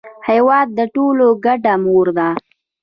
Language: Pashto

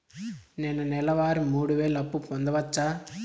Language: Telugu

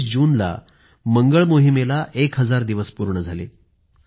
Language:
Marathi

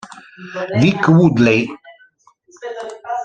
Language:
Italian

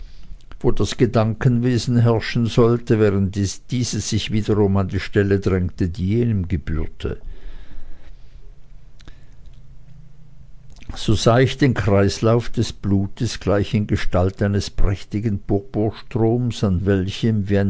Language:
German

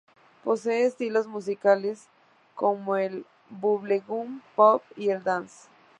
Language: Spanish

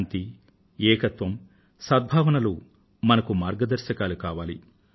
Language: Telugu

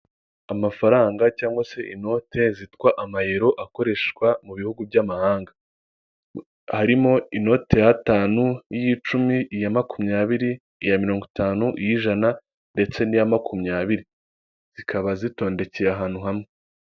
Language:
Kinyarwanda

